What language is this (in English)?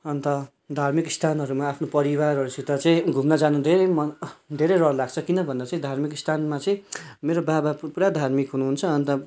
Nepali